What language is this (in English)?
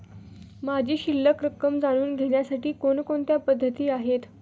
Marathi